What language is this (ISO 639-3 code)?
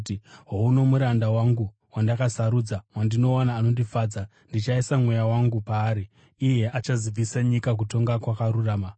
sna